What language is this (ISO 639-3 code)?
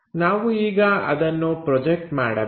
kan